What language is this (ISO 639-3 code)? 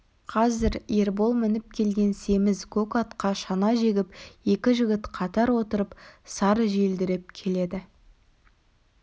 kaz